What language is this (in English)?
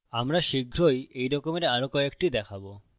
Bangla